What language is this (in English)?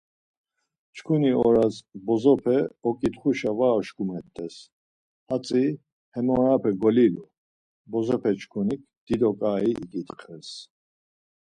Laz